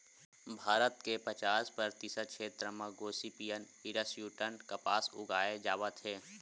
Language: Chhattisgarhi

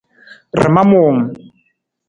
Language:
Nawdm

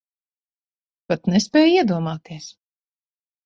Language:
Latvian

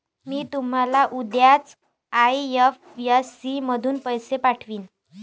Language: Marathi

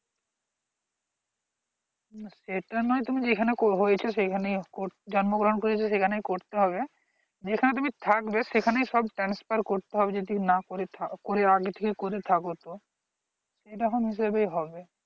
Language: Bangla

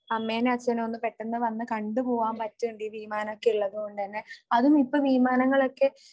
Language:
Malayalam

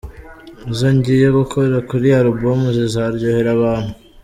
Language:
Kinyarwanda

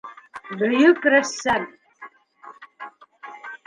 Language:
Bashkir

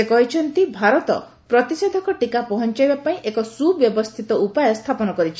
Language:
Odia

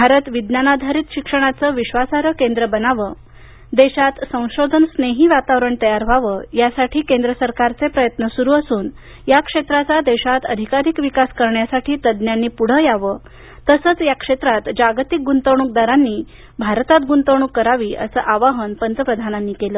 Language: Marathi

